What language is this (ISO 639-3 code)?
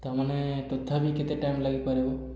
ori